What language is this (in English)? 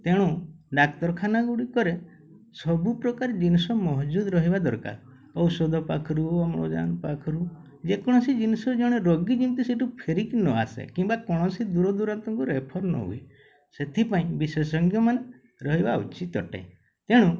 Odia